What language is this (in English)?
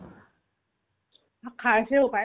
Assamese